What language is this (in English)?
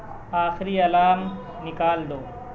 Urdu